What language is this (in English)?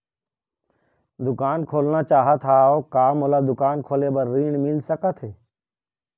Chhattisgarhi